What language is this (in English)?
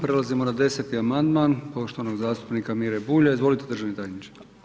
Croatian